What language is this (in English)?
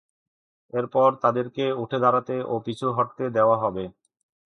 Bangla